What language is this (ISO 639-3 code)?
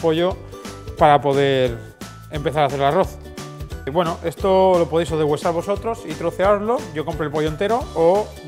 spa